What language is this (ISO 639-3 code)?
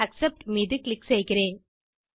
tam